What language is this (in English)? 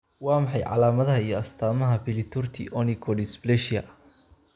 Somali